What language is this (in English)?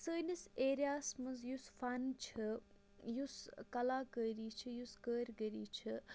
Kashmiri